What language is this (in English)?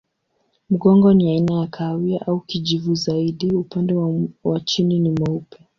Swahili